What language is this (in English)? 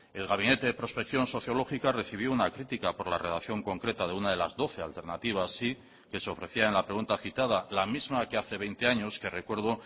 Spanish